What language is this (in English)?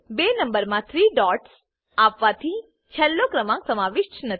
Gujarati